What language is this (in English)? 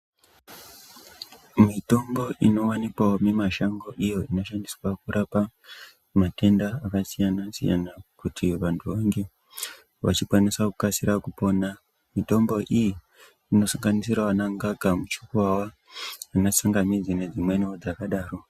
Ndau